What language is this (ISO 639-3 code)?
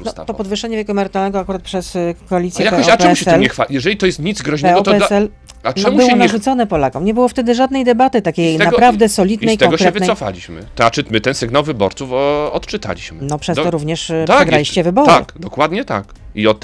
pol